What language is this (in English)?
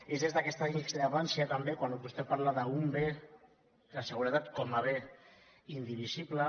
Catalan